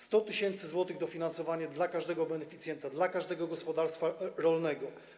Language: Polish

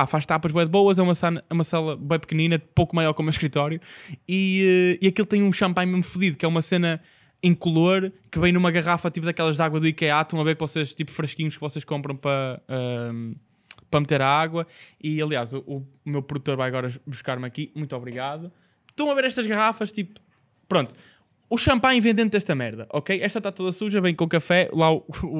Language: Portuguese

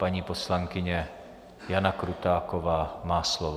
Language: Czech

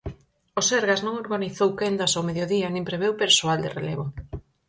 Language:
Galician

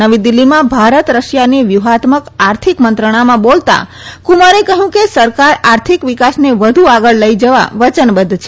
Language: Gujarati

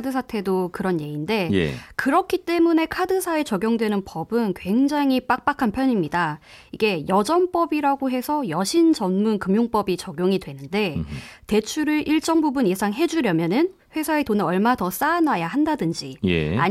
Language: Korean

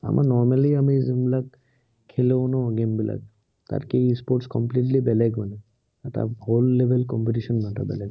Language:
Assamese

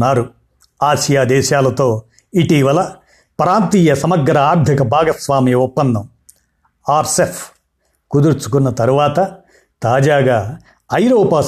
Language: Telugu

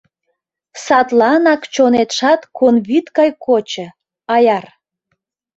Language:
Mari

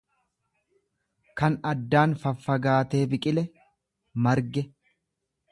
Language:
Oromo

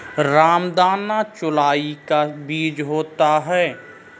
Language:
Hindi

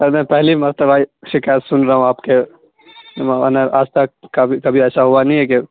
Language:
Urdu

